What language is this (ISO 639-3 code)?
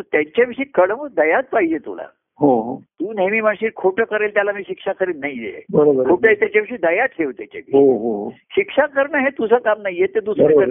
mar